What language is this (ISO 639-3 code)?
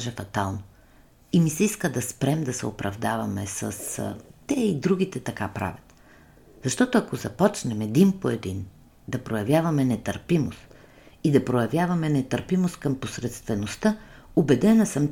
bul